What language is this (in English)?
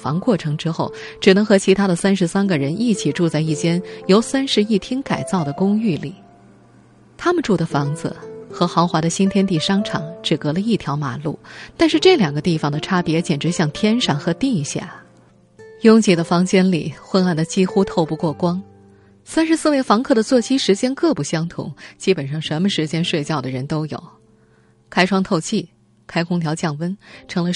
Chinese